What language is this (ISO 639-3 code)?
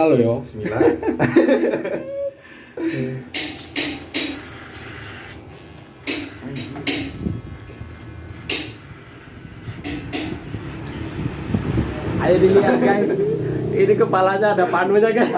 ind